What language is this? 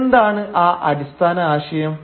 Malayalam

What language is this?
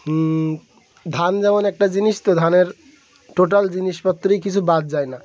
Bangla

